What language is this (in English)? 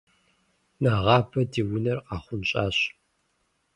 Kabardian